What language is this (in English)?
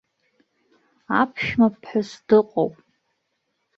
Abkhazian